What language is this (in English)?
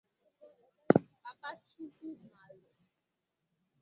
Igbo